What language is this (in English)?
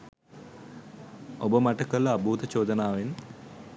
Sinhala